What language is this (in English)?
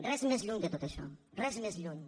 Catalan